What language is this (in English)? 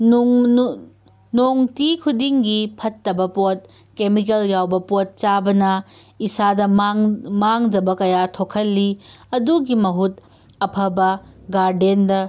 Manipuri